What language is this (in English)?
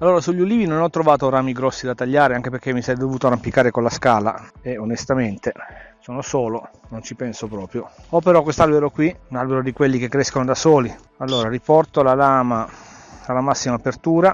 Italian